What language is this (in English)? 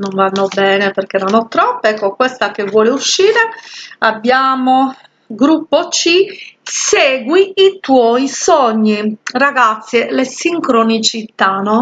Italian